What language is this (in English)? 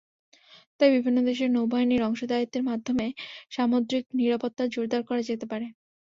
Bangla